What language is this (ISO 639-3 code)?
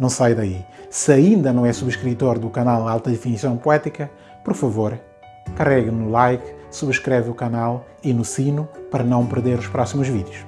por